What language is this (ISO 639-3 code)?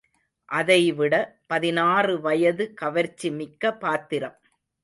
tam